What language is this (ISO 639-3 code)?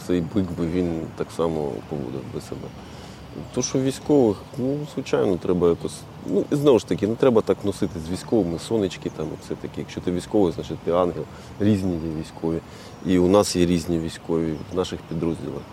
ukr